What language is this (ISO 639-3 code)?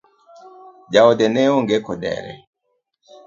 luo